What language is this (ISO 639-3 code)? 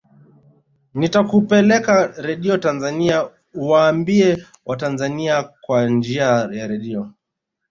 swa